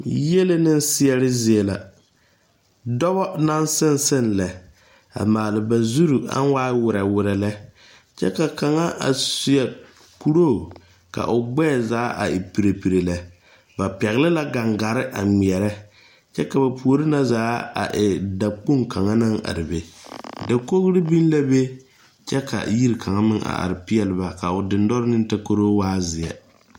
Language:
Southern Dagaare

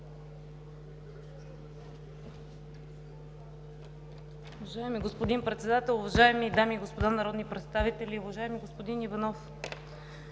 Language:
Bulgarian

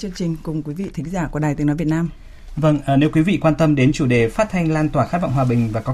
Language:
Vietnamese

